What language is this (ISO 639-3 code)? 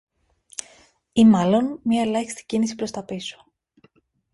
ell